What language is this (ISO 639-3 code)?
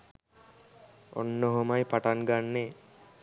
sin